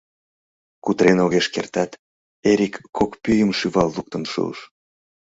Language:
Mari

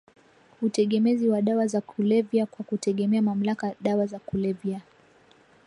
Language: Swahili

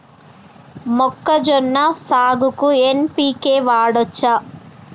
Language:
Telugu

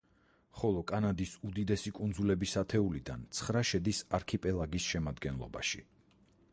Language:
Georgian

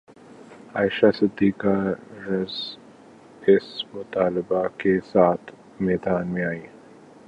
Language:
Urdu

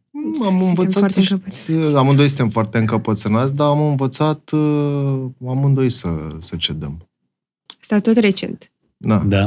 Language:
Romanian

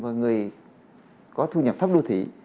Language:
Vietnamese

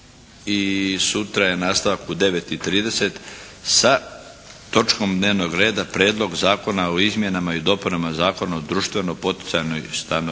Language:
Croatian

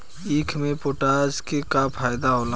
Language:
Bhojpuri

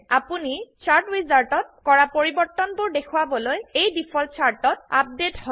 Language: Assamese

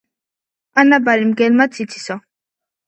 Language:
Georgian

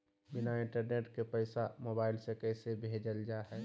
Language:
Magahi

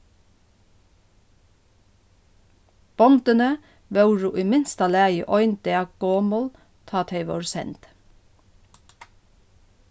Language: Faroese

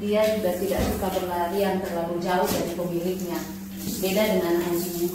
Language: Indonesian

